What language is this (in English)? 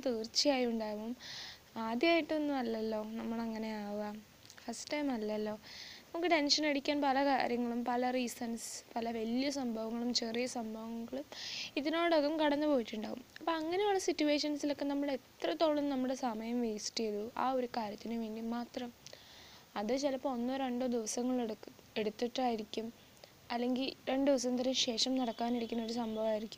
Malayalam